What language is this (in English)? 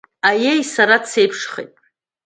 Abkhazian